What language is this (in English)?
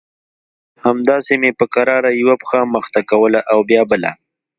Pashto